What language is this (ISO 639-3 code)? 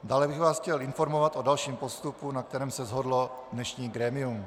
ces